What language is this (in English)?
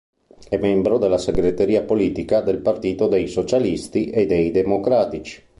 Italian